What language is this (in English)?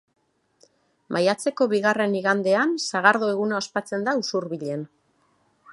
Basque